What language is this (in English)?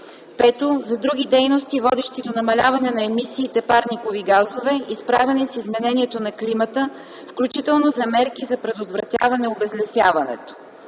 Bulgarian